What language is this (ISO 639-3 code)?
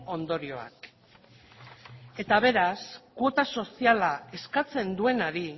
eus